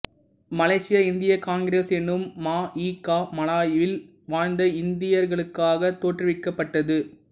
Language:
Tamil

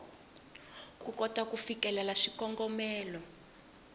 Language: Tsonga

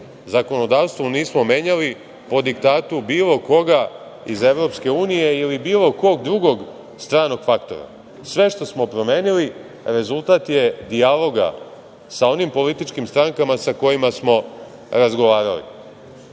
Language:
Serbian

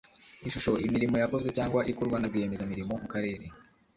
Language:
Kinyarwanda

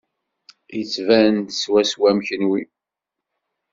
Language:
Kabyle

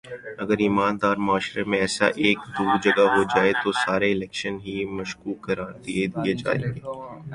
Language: Urdu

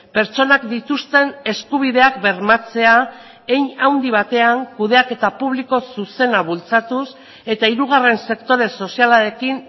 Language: Basque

